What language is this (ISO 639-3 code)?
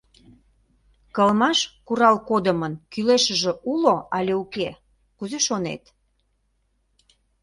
chm